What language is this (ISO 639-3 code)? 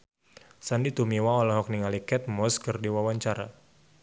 sun